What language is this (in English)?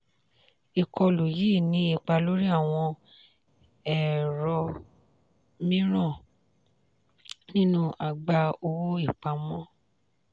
Yoruba